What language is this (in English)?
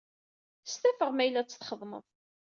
Kabyle